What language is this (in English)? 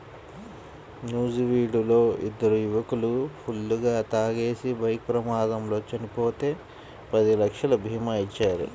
Telugu